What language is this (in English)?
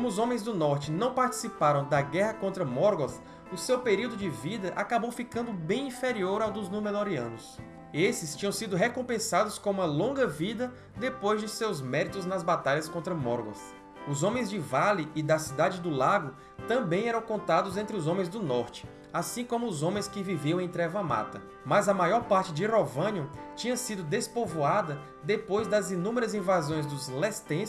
Portuguese